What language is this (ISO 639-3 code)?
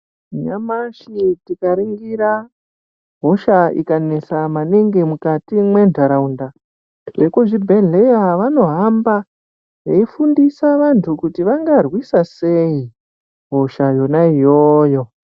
ndc